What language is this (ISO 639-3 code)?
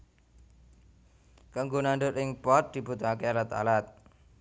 jav